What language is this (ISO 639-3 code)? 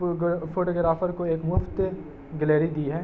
urd